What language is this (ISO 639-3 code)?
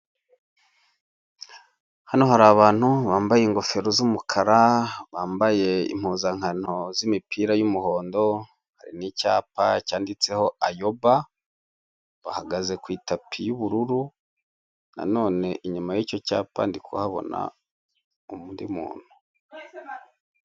kin